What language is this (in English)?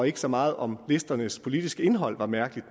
Danish